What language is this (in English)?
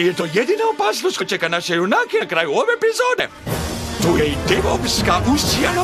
Romanian